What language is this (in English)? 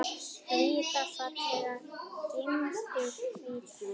Icelandic